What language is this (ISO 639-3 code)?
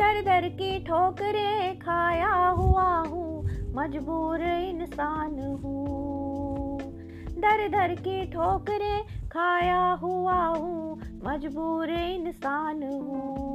hin